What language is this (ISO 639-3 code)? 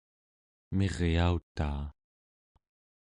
esu